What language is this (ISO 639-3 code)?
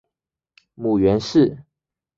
zho